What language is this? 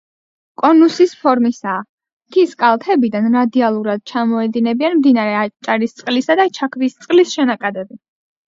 Georgian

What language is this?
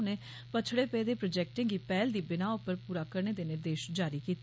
Dogri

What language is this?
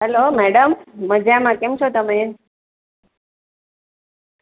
Gujarati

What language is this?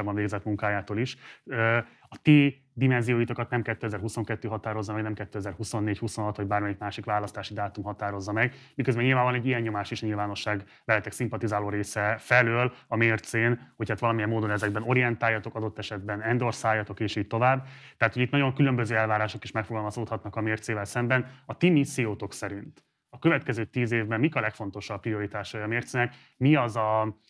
Hungarian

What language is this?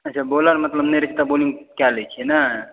Maithili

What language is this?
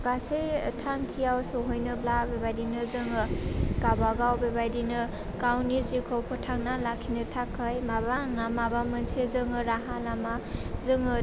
Bodo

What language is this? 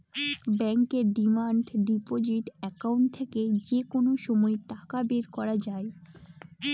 Bangla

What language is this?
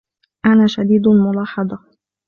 Arabic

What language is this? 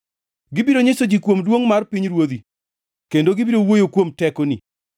Luo (Kenya and Tanzania)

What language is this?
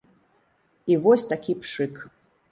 Belarusian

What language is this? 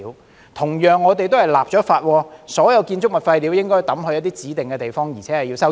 Cantonese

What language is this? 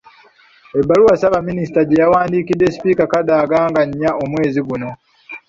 Ganda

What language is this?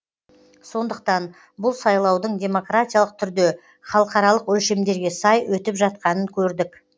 Kazakh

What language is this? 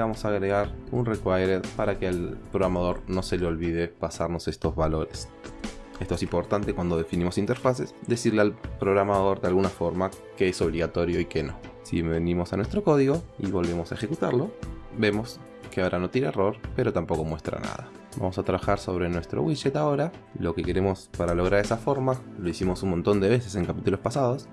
Spanish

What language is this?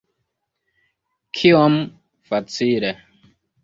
Esperanto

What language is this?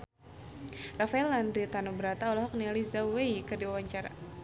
Sundanese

